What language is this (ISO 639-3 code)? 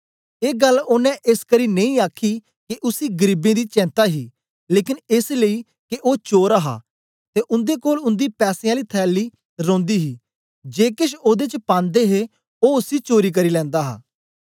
doi